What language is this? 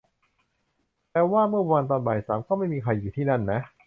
Thai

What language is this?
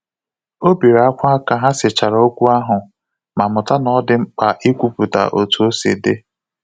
Igbo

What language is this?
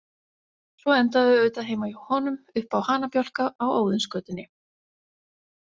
Icelandic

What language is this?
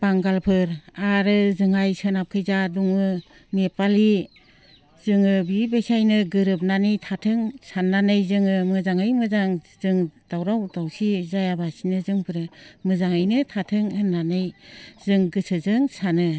Bodo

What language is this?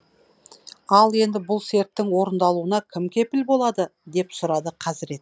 Kazakh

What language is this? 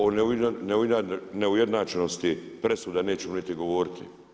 Croatian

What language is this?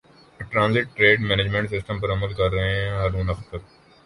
Urdu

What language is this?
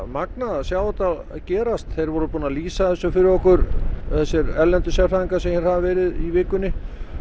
Icelandic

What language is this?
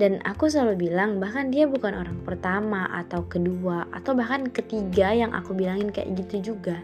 Indonesian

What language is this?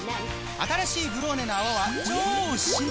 Japanese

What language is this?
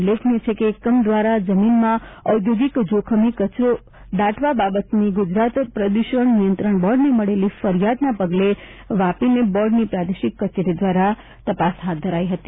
Gujarati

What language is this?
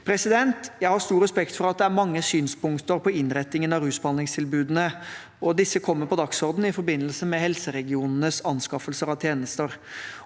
Norwegian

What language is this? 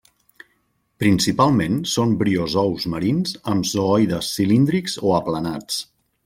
Catalan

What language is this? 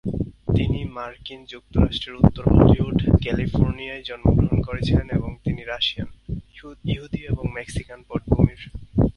Bangla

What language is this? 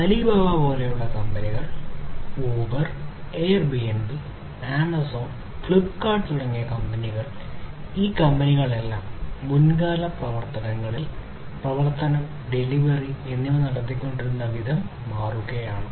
Malayalam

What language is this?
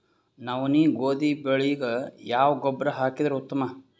Kannada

